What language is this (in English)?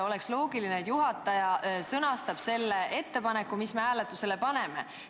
Estonian